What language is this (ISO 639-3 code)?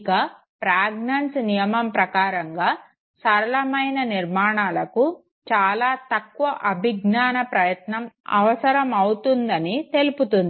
tel